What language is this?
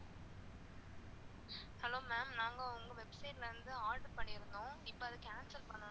Tamil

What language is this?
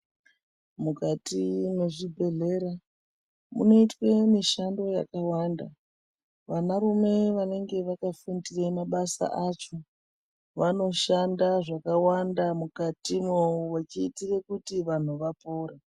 Ndau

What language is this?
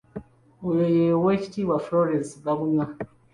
Ganda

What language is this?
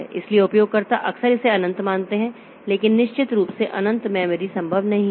Hindi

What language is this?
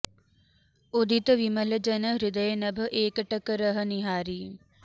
Sanskrit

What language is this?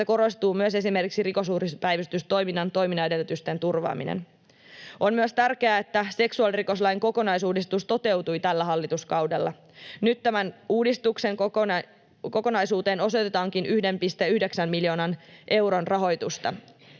Finnish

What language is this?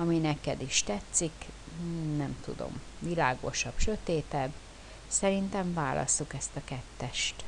Hungarian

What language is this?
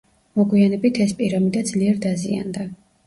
Georgian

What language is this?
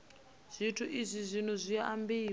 Venda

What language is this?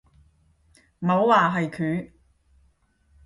Cantonese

